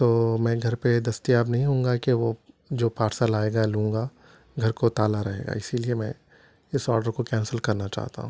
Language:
Urdu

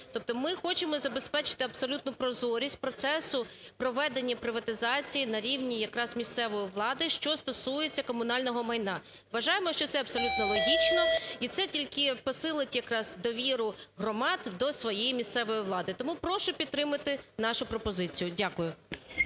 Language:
Ukrainian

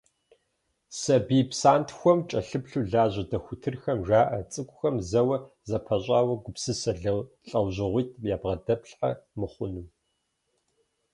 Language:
Kabardian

